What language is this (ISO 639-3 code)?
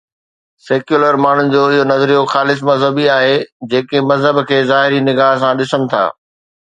snd